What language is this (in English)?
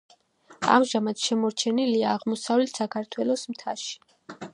Georgian